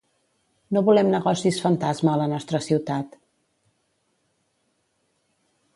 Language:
Catalan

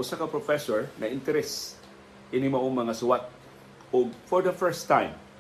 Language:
Filipino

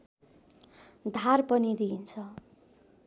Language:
Nepali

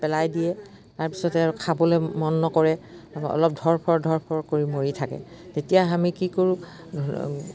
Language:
Assamese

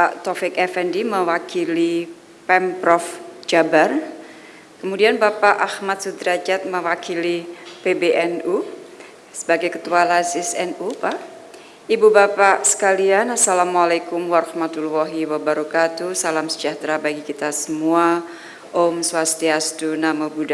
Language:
Indonesian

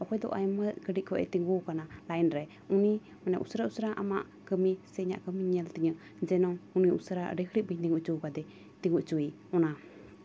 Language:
Santali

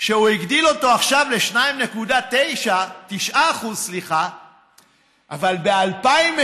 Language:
Hebrew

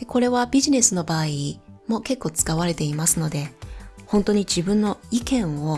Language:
Japanese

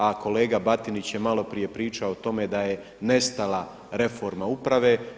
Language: Croatian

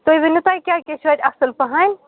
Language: Kashmiri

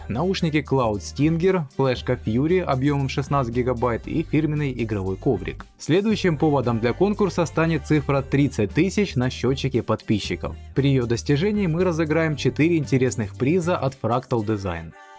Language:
Russian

